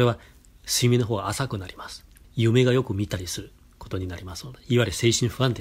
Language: Japanese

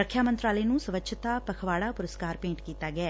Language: Punjabi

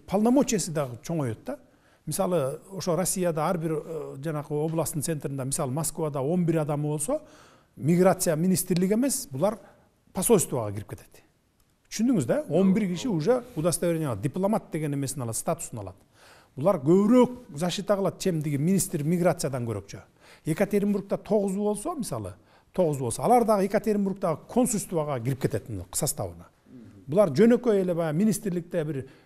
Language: Turkish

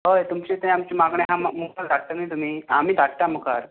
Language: Konkani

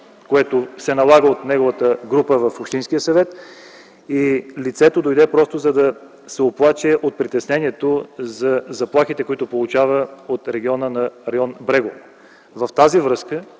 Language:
Bulgarian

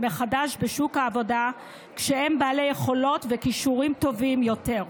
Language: Hebrew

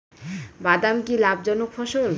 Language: Bangla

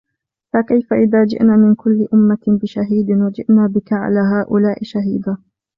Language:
Arabic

